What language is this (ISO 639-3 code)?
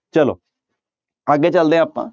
pan